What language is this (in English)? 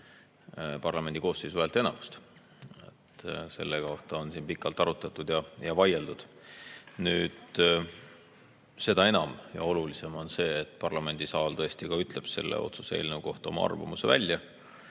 Estonian